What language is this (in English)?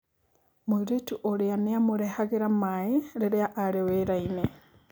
Kikuyu